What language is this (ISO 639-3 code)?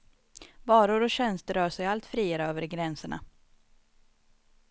swe